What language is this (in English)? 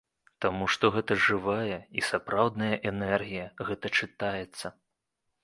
Belarusian